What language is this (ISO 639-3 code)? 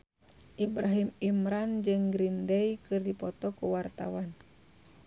sun